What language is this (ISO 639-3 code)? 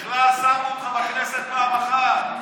heb